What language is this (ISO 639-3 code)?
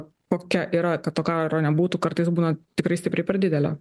lit